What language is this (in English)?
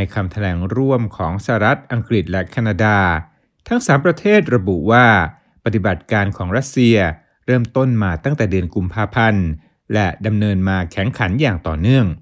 Thai